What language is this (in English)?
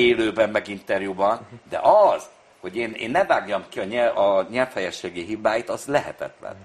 Hungarian